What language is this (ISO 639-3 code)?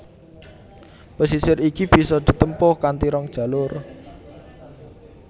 jav